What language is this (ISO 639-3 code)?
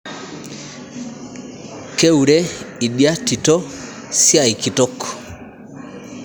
mas